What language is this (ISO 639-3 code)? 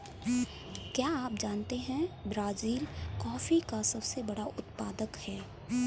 hin